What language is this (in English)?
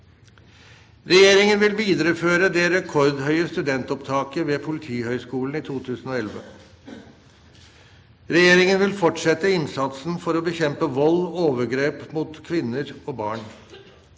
Norwegian